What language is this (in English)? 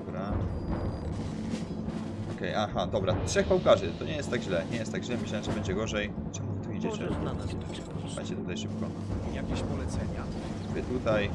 Polish